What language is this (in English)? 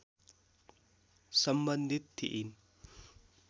Nepali